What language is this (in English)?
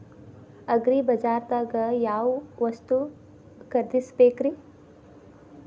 Kannada